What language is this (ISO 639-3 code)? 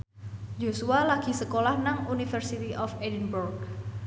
jav